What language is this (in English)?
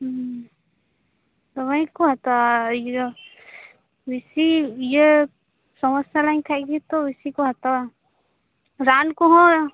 Santali